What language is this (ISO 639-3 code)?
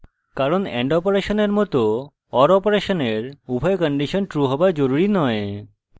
ben